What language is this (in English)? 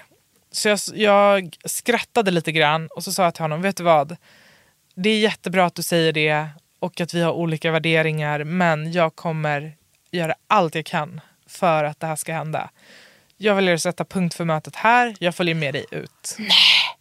Swedish